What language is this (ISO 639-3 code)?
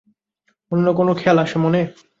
ben